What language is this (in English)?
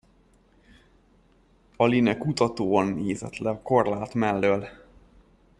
Hungarian